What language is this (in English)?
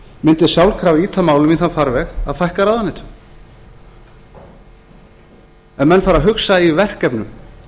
Icelandic